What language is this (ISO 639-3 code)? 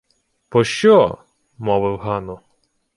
ukr